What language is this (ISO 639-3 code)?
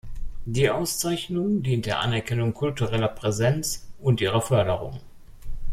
deu